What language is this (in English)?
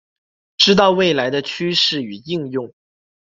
Chinese